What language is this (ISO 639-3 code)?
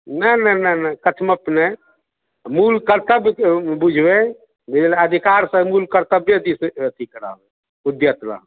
mai